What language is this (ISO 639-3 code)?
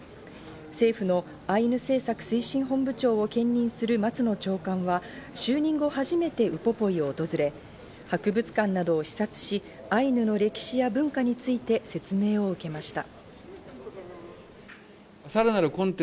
jpn